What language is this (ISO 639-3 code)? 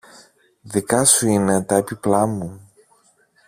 ell